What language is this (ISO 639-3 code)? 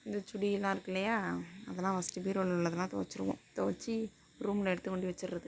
tam